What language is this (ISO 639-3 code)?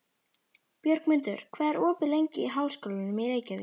isl